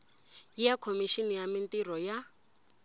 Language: Tsonga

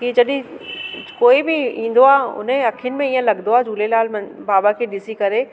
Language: Sindhi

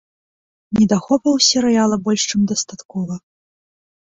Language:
Belarusian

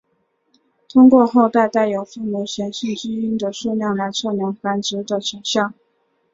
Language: Chinese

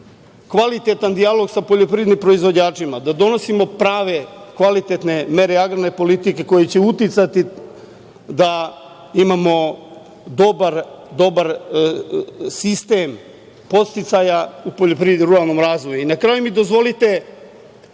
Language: Serbian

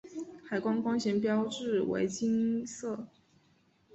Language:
Chinese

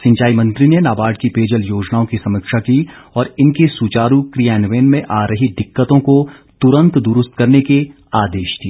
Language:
Hindi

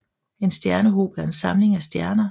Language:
Danish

